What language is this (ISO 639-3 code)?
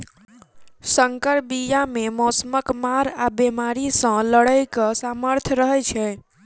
mai